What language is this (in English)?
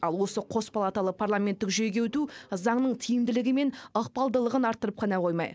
Kazakh